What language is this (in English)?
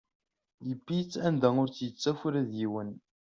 Kabyle